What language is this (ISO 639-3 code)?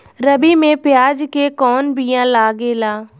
bho